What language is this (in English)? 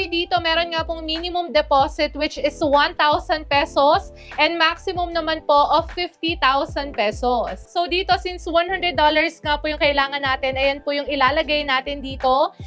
Filipino